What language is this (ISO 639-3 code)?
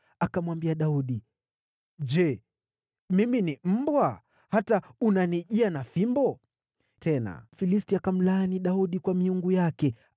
swa